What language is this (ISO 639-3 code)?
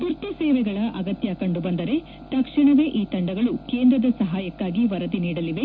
kan